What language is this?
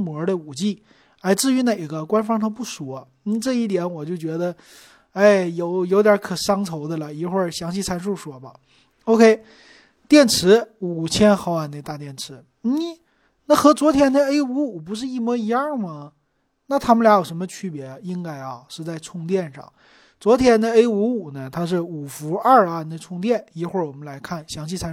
Chinese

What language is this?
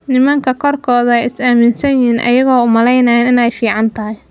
Somali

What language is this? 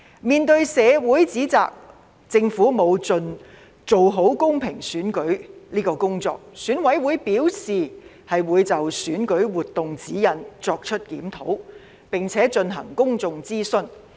Cantonese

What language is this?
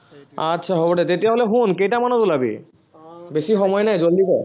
Assamese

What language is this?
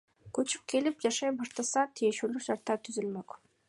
Kyrgyz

